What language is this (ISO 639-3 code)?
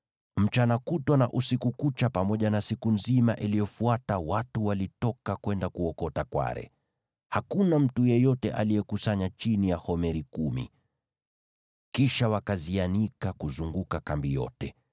swa